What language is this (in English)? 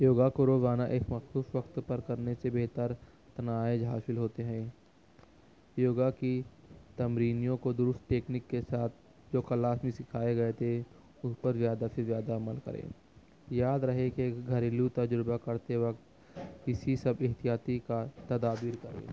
Urdu